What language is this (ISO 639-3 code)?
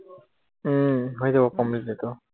asm